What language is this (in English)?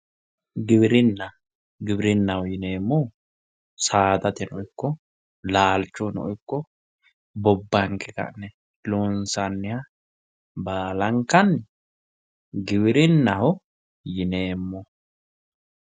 Sidamo